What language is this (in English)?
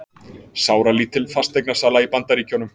Icelandic